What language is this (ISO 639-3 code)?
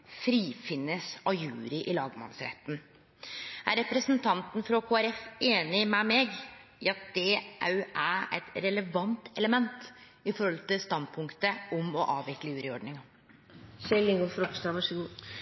nno